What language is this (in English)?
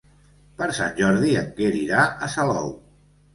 Catalan